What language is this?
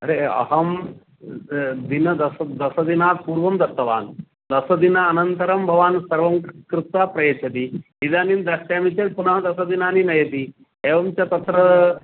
Sanskrit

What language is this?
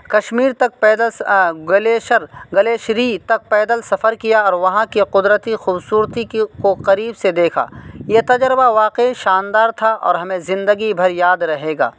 Urdu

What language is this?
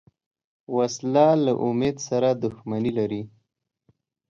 Pashto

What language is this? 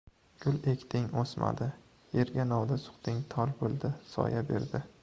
Uzbek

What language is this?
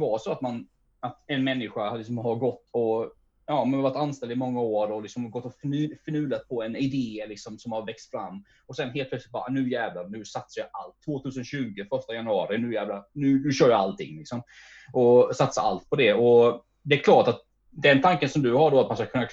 Swedish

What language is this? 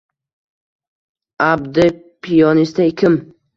Uzbek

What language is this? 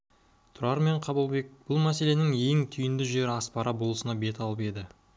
Kazakh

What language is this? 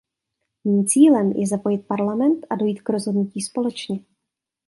Czech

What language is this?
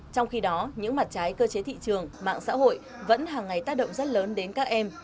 Vietnamese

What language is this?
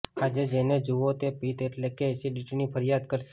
Gujarati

